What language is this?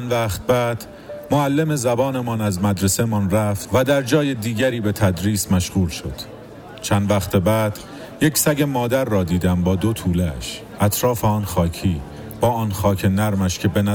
Persian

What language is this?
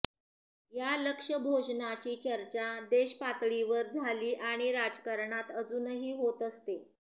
Marathi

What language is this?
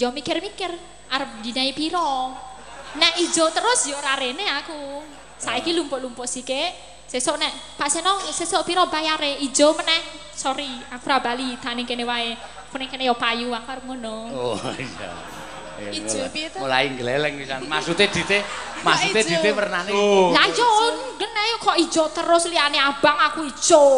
Indonesian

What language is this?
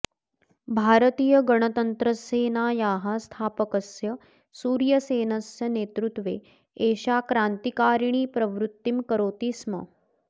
Sanskrit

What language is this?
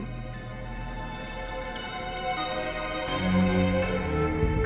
Indonesian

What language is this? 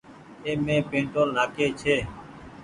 Goaria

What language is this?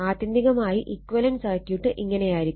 Malayalam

